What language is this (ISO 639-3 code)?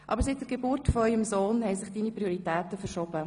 gsw